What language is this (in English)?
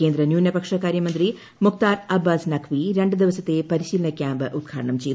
Malayalam